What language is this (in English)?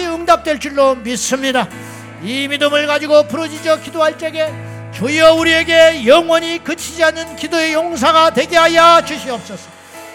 Korean